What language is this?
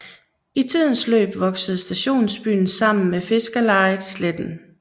Danish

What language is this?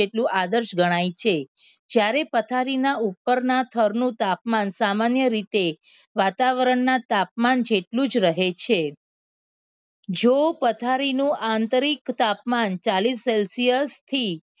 Gujarati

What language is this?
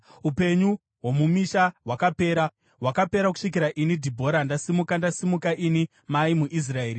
Shona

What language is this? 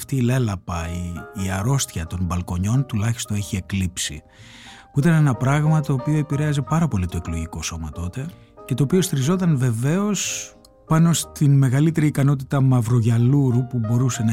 Greek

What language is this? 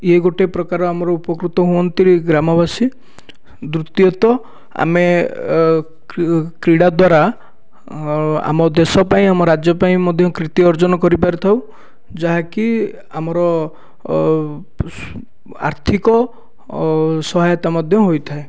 Odia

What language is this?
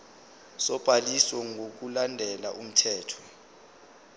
Zulu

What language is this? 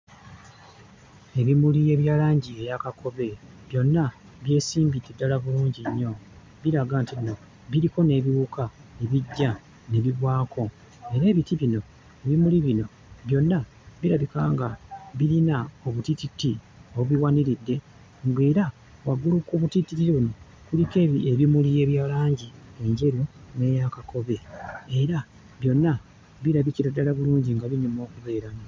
Ganda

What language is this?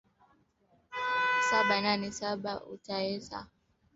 Swahili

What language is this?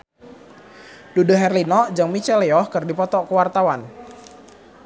Sundanese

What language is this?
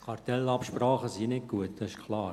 Swiss German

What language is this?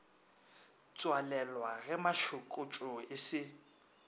Northern Sotho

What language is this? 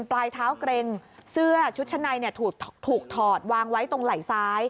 Thai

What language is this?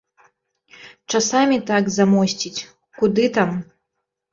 Belarusian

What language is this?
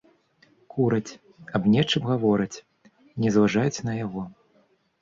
Belarusian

